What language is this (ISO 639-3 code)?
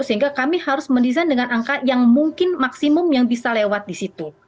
ind